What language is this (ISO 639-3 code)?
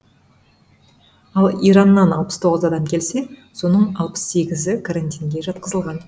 kaz